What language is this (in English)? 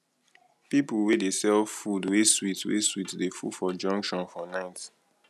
Nigerian Pidgin